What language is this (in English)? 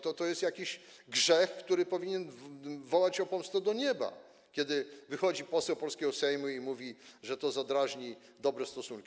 Polish